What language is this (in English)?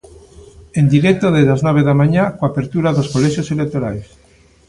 Galician